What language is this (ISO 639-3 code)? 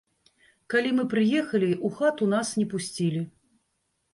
bel